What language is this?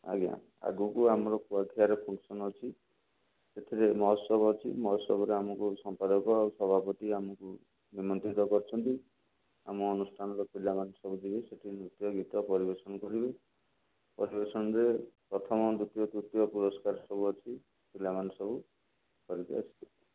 Odia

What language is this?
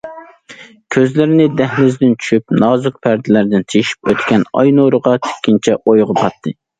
Uyghur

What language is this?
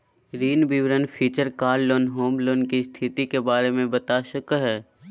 Magahi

